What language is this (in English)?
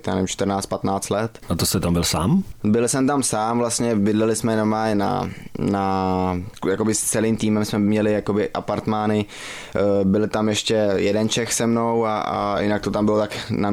Czech